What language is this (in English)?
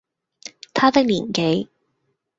Cantonese